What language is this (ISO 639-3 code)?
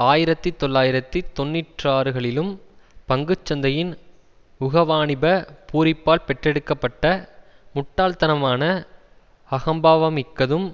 tam